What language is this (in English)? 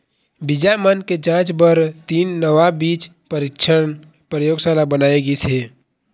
Chhattisgarhi